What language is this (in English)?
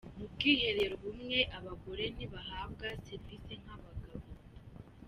Kinyarwanda